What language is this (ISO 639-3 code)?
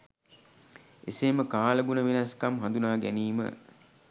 sin